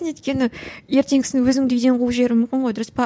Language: Kazakh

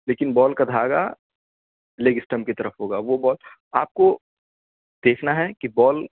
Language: Urdu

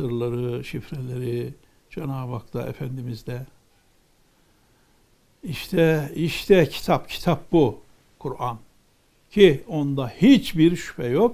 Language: Turkish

